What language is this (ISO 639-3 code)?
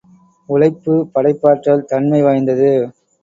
tam